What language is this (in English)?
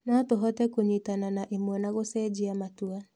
Kikuyu